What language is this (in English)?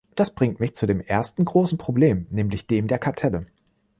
German